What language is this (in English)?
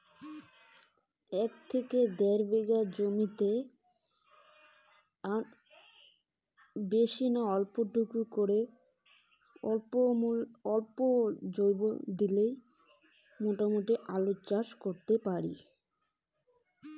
Bangla